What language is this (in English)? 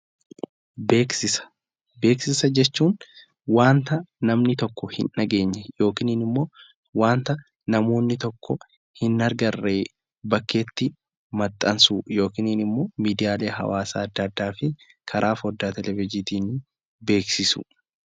Oromo